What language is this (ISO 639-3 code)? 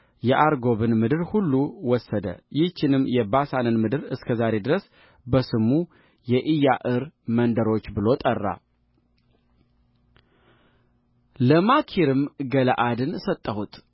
amh